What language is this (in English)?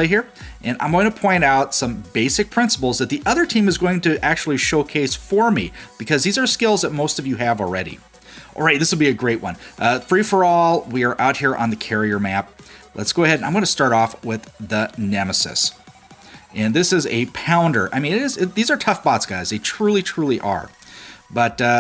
English